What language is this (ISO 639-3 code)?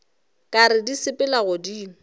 nso